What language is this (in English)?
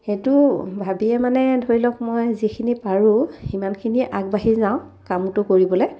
Assamese